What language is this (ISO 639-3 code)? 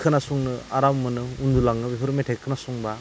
brx